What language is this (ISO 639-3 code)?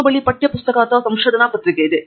kan